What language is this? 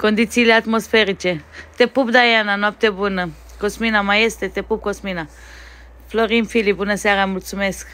Romanian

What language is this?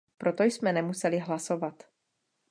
Czech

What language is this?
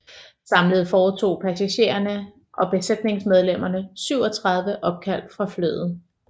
Danish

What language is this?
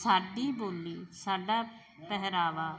Punjabi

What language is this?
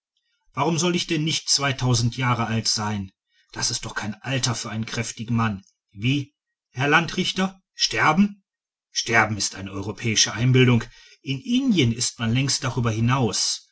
German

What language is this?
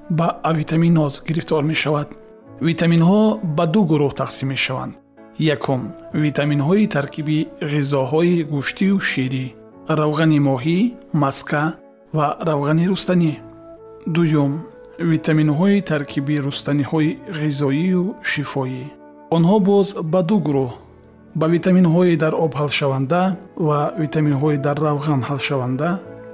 Persian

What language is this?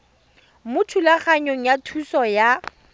Tswana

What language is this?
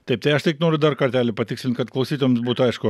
Lithuanian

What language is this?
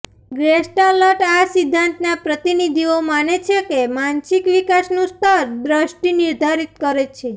Gujarati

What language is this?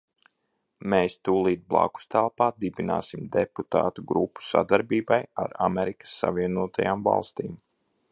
Latvian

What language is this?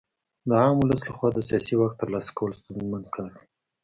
Pashto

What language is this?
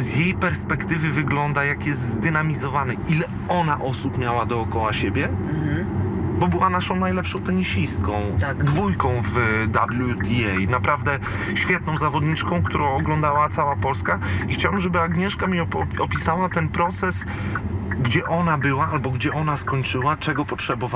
Polish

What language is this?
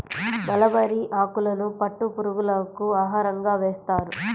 Telugu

